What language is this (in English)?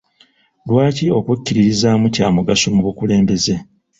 Ganda